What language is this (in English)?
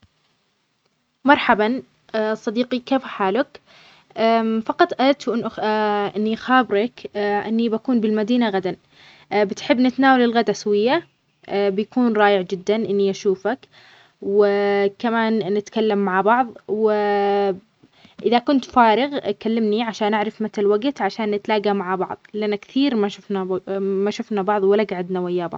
Omani Arabic